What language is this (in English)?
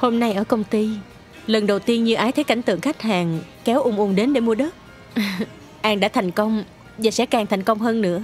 Vietnamese